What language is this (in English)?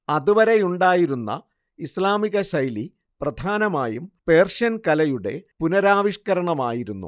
Malayalam